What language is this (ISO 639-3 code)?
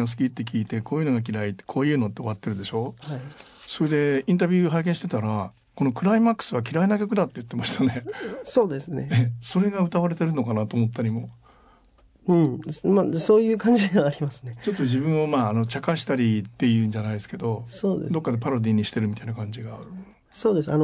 jpn